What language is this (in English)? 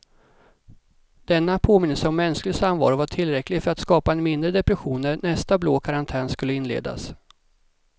Swedish